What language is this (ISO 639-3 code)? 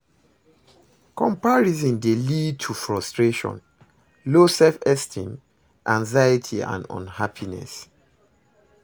pcm